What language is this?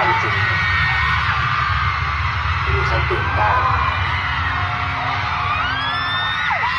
Thai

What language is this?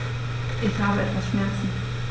German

